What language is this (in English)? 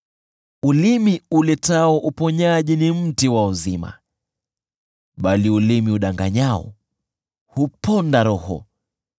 Swahili